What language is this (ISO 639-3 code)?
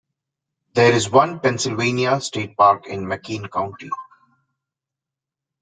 eng